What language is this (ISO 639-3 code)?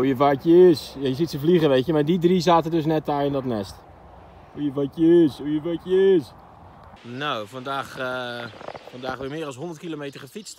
nld